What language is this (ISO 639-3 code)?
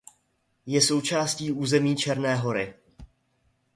ces